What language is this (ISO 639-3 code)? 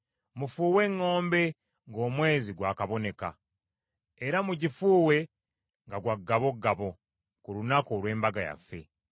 lug